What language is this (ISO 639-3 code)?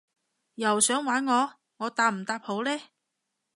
yue